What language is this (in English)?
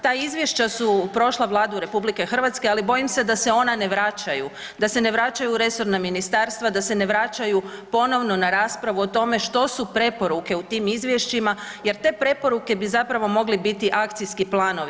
Croatian